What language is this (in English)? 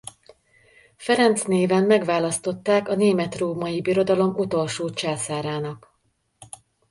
Hungarian